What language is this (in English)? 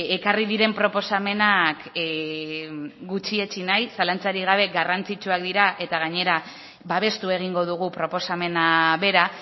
Basque